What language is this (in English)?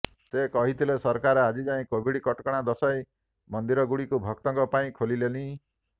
Odia